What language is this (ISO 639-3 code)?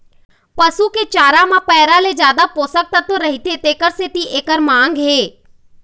hne